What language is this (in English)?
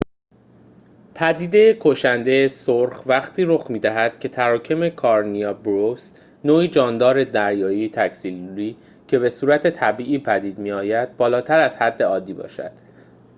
Persian